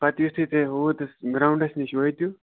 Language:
Kashmiri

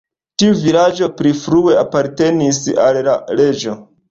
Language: Esperanto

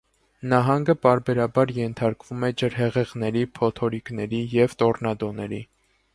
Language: Armenian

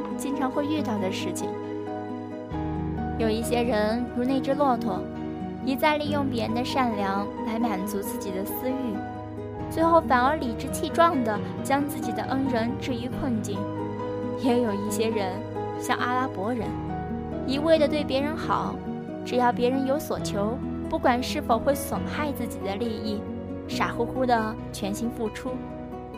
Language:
Chinese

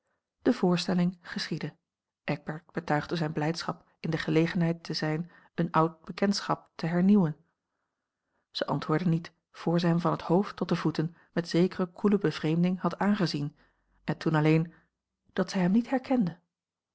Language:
Dutch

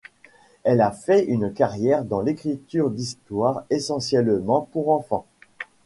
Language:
French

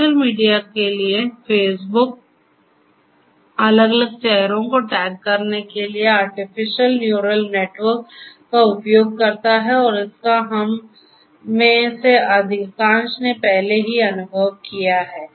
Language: Hindi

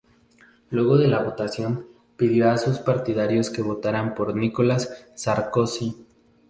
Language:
Spanish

